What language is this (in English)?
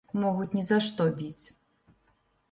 Belarusian